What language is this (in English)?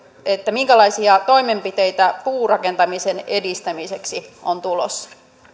Finnish